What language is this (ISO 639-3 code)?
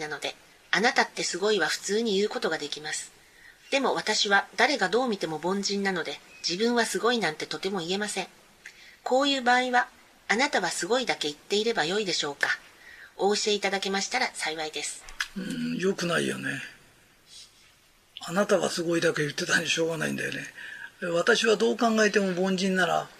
jpn